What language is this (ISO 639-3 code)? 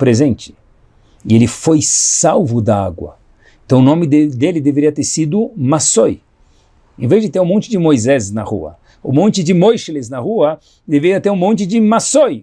por